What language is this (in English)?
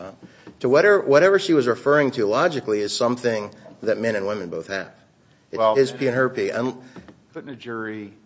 English